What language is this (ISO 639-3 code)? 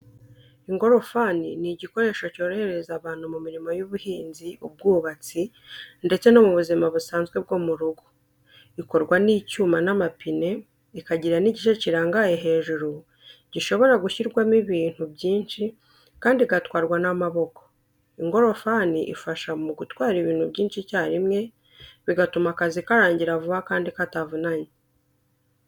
kin